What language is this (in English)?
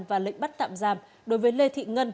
Vietnamese